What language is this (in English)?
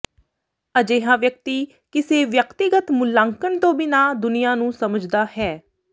Punjabi